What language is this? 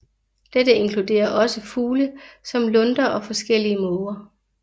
Danish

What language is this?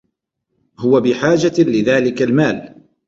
Arabic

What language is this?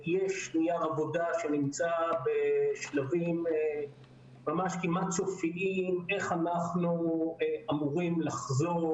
Hebrew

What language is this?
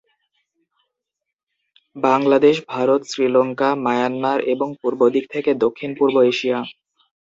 Bangla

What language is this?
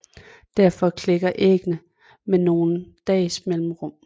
Danish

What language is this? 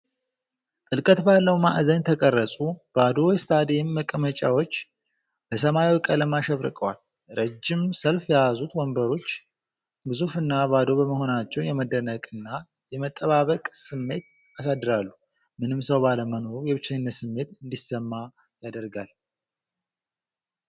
Amharic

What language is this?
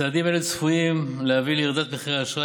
Hebrew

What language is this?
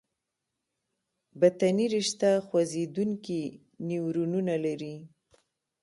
Pashto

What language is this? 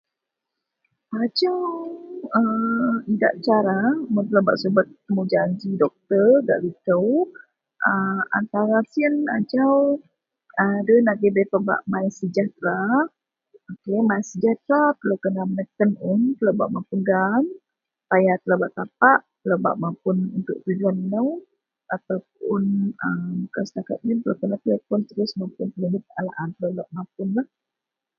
Central Melanau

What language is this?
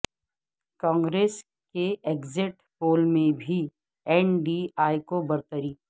Urdu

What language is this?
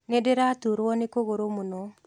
Kikuyu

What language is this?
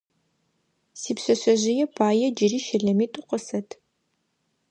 Adyghe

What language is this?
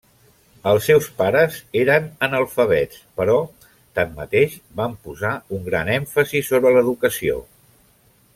Catalan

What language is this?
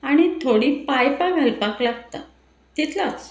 Konkani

